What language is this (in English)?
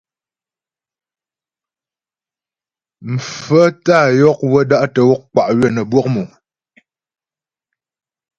Ghomala